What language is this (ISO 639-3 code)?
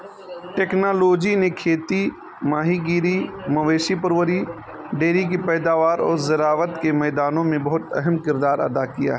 urd